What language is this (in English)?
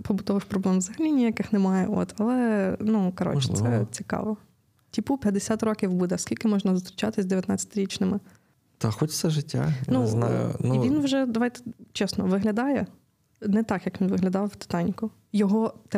Ukrainian